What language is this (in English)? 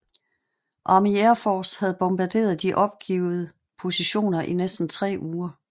Danish